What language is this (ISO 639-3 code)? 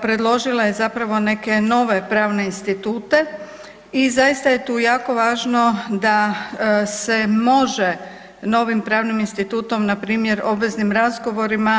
hrv